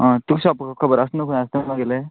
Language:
Konkani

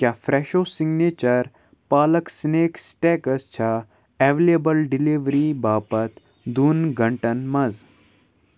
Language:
Kashmiri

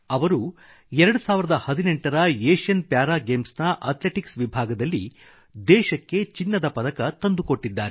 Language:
Kannada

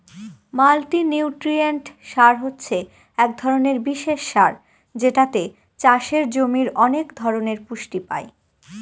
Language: Bangla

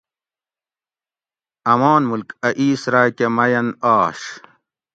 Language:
Gawri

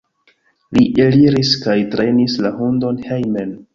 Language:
Esperanto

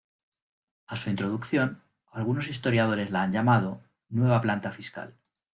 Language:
Spanish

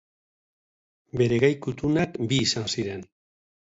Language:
Basque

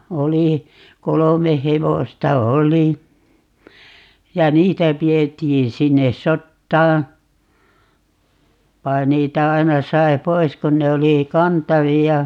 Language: Finnish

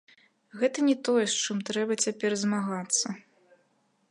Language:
Belarusian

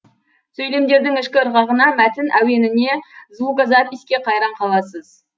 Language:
Kazakh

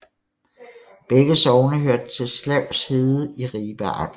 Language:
Danish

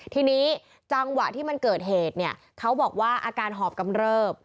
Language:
Thai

